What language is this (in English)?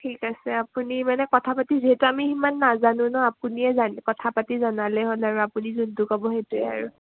Assamese